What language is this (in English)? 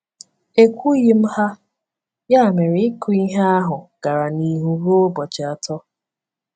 Igbo